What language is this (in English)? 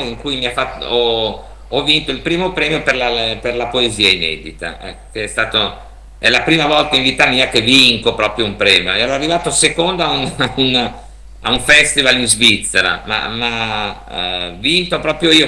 Italian